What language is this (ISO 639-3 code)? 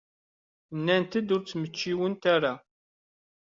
kab